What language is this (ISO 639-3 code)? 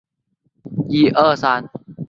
zho